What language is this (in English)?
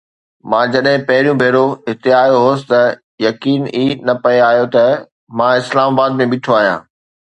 Sindhi